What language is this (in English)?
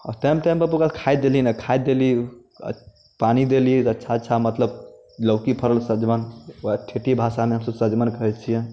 Maithili